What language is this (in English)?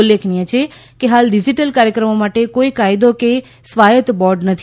Gujarati